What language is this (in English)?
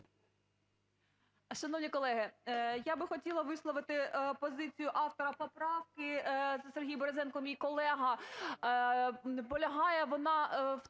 Ukrainian